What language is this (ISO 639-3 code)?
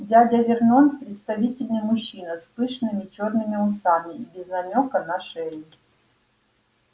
rus